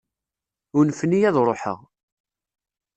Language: Kabyle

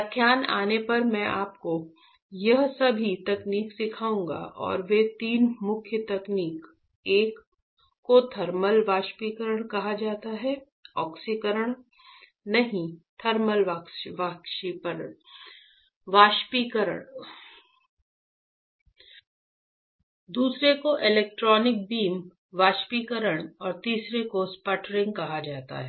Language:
Hindi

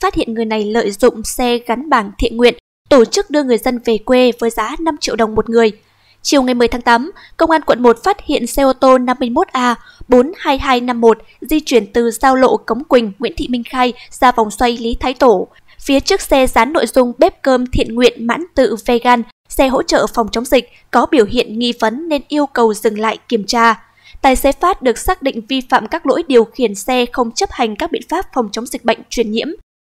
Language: Vietnamese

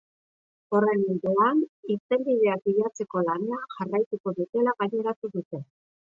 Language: Basque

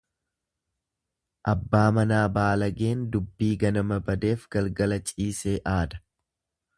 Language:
Oromo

